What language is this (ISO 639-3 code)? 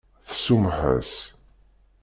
kab